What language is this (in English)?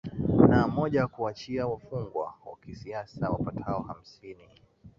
Swahili